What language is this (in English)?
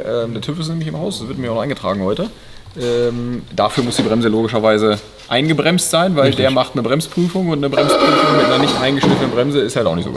German